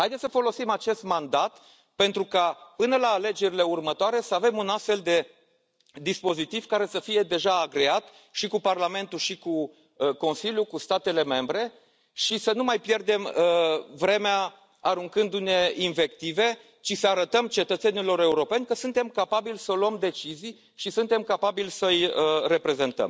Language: Romanian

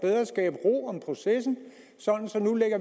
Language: Danish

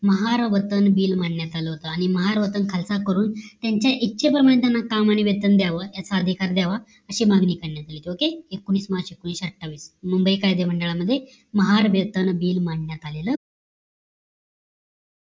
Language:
Marathi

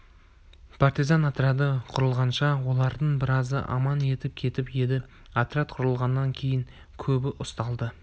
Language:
Kazakh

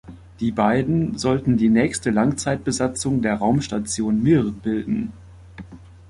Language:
German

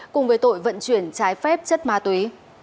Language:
Vietnamese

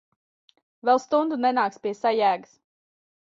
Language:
Latvian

